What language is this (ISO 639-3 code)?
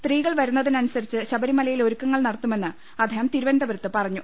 mal